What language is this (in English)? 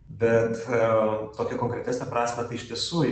Lithuanian